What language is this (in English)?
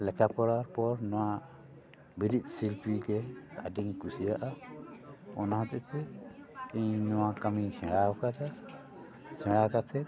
Santali